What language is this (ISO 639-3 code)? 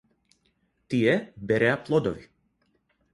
mkd